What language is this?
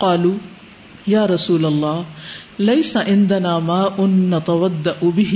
Urdu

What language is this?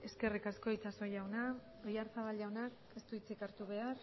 Basque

